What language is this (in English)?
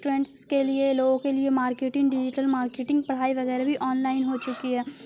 Urdu